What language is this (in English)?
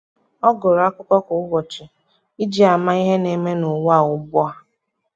Igbo